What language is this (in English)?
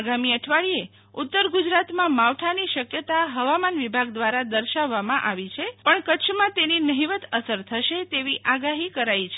Gujarati